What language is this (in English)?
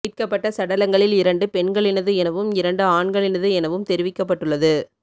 Tamil